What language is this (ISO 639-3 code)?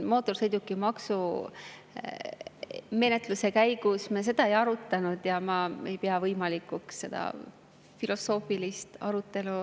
est